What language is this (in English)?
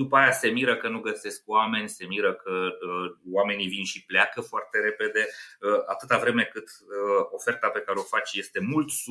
Romanian